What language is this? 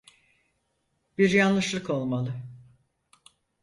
Turkish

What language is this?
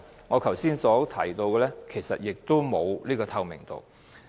Cantonese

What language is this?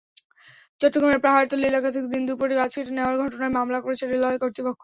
Bangla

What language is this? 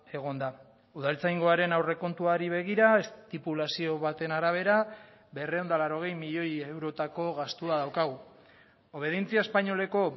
Basque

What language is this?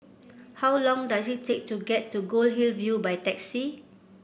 English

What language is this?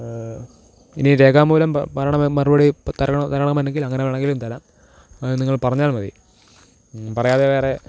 Malayalam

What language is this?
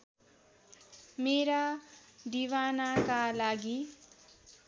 Nepali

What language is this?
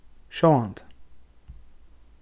Faroese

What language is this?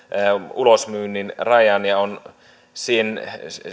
Finnish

